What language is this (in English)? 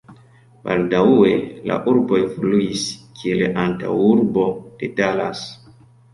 Esperanto